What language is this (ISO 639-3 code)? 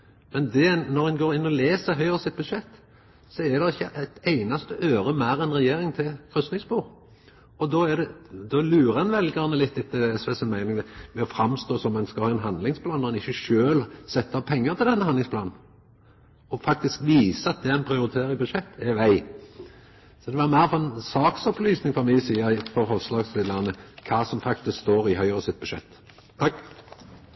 nno